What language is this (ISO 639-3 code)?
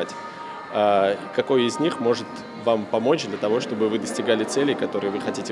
rus